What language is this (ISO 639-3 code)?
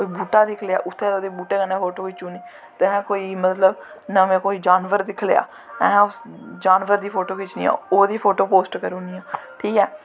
doi